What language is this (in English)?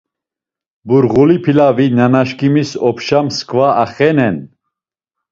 Laz